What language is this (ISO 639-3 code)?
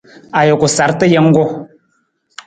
nmz